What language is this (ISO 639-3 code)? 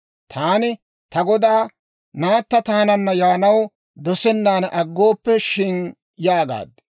dwr